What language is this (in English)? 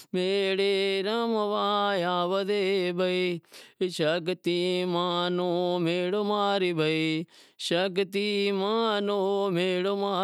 Wadiyara Koli